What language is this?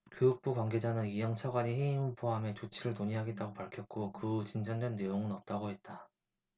Korean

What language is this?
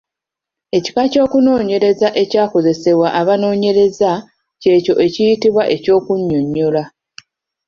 Ganda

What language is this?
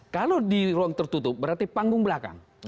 Indonesian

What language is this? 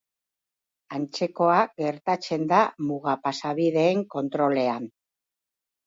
Basque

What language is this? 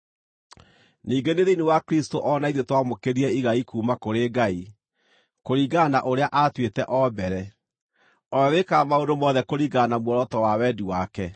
Kikuyu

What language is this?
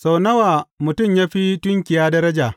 Hausa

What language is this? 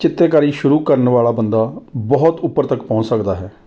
Punjabi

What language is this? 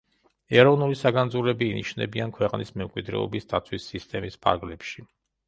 Georgian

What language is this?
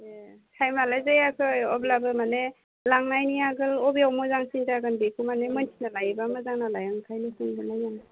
Bodo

